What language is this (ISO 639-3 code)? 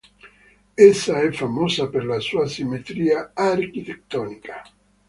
ita